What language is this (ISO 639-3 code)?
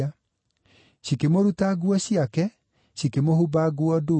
kik